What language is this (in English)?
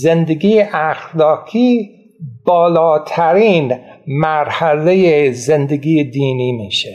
Persian